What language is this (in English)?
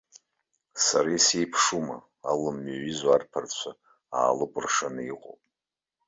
Abkhazian